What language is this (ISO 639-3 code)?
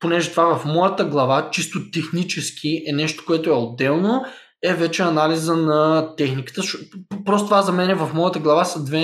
bul